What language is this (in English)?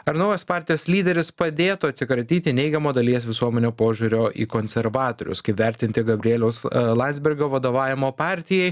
Lithuanian